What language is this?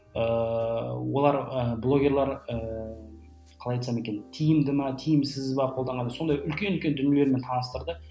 Kazakh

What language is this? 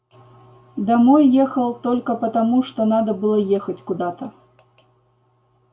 Russian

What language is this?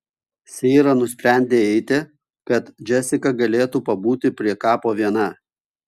Lithuanian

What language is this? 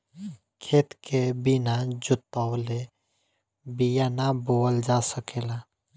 Bhojpuri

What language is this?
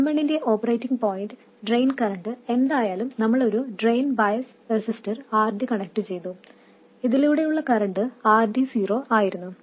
Malayalam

